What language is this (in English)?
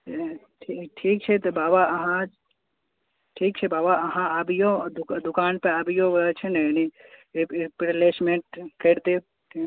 Maithili